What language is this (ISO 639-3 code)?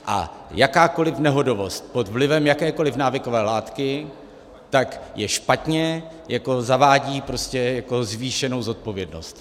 ces